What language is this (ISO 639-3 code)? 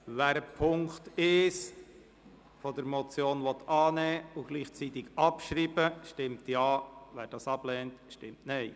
gsw